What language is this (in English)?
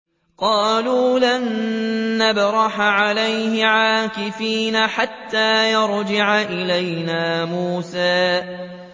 Arabic